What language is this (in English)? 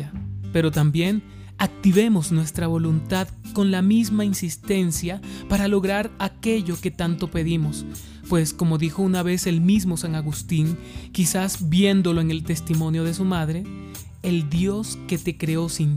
Spanish